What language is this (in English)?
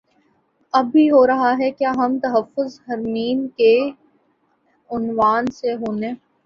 Urdu